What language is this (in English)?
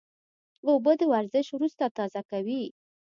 Pashto